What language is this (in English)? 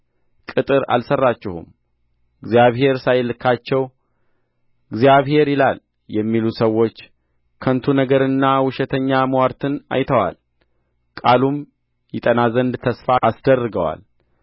Amharic